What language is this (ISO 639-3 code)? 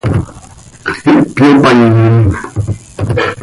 sei